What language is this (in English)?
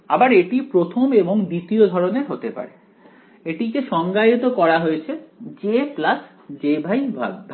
Bangla